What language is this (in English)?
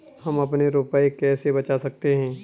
Hindi